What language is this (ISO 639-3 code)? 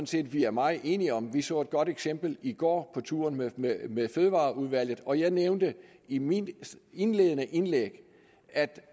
dan